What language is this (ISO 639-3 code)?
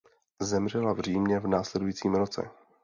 ces